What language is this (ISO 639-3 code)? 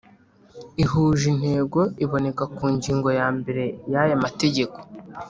kin